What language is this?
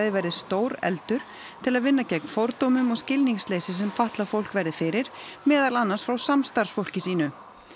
Icelandic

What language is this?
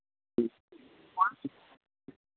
Maithili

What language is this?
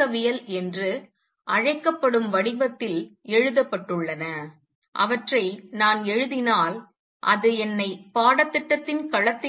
Tamil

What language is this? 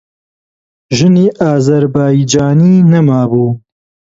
Central Kurdish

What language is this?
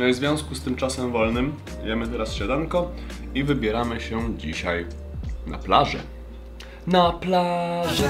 Polish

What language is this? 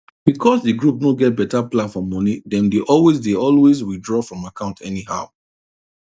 Nigerian Pidgin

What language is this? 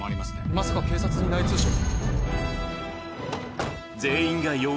Japanese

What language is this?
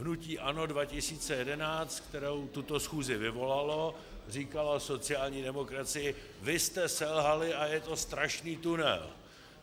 Czech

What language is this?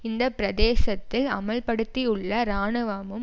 Tamil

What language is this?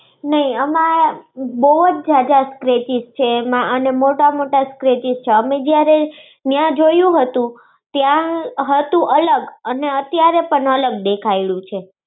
Gujarati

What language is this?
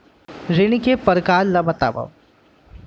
Chhattisgarhi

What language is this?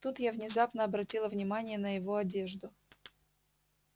Russian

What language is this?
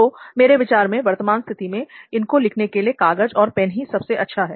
Hindi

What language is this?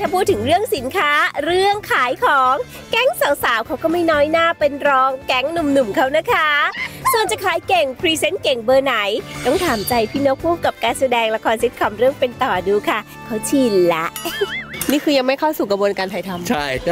Thai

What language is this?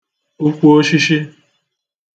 Igbo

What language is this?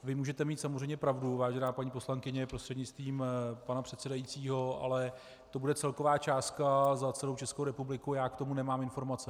Czech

